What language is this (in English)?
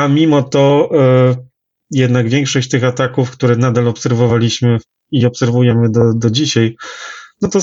Polish